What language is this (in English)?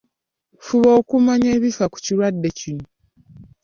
Ganda